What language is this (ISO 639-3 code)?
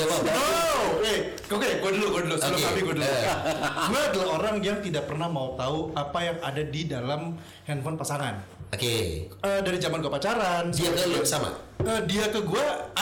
ind